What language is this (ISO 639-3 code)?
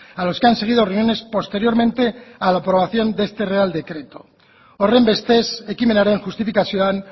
spa